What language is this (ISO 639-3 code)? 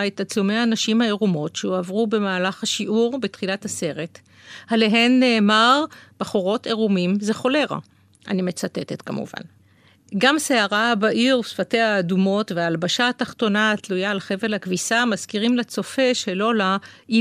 heb